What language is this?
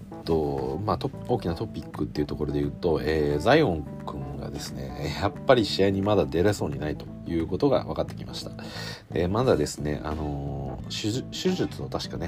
Japanese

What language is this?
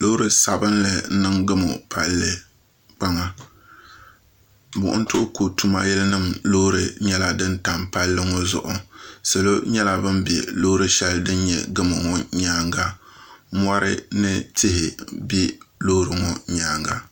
Dagbani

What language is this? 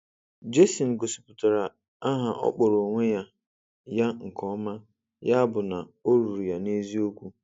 Igbo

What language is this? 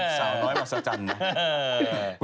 Thai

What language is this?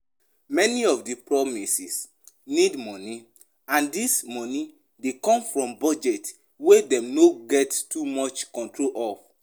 Nigerian Pidgin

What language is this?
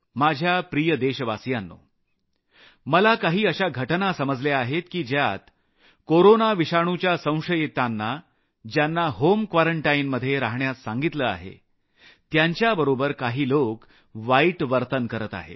Marathi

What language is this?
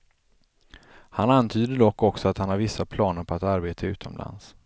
Swedish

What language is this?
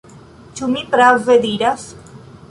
Esperanto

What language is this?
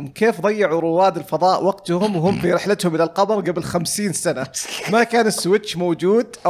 Arabic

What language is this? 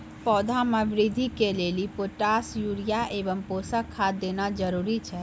Maithili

